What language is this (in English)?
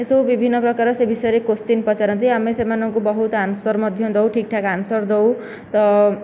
Odia